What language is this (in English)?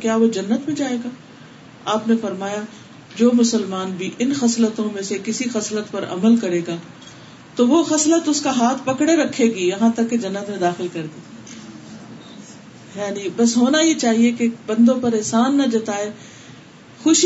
Urdu